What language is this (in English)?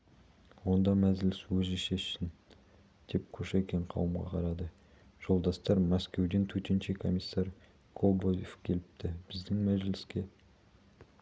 Kazakh